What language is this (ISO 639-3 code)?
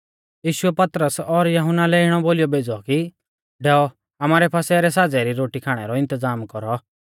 bfz